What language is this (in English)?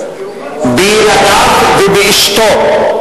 Hebrew